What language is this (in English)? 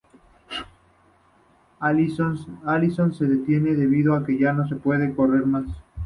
Spanish